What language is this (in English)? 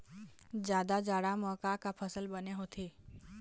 Chhattisgarhi